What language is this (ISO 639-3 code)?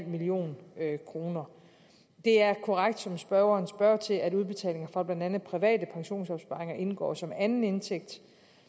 dan